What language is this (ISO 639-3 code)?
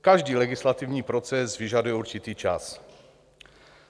ces